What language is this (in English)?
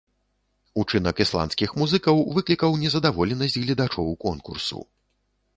Belarusian